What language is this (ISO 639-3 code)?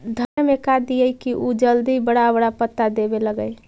mag